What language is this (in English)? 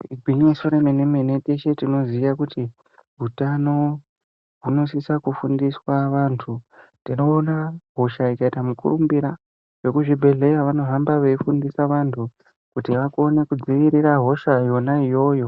Ndau